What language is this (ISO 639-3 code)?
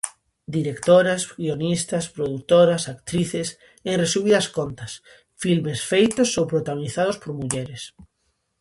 glg